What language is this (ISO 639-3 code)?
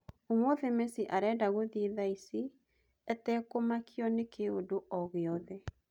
kik